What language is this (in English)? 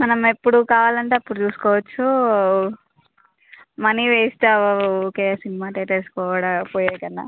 Telugu